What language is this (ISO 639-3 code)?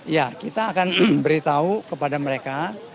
ind